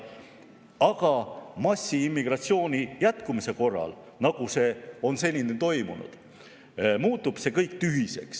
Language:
Estonian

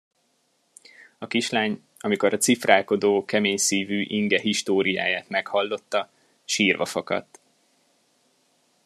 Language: Hungarian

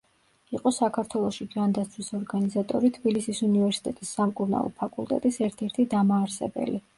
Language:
Georgian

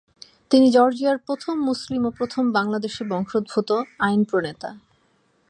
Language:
Bangla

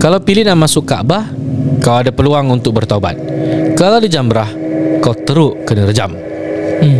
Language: Malay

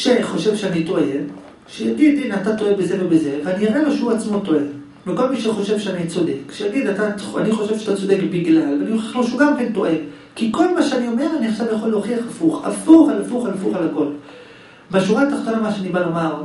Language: Hebrew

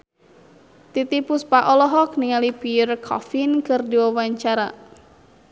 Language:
Sundanese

